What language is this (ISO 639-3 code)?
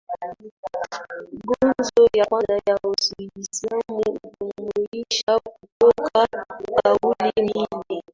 swa